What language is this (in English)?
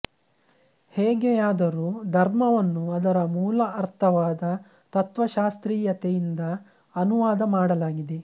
Kannada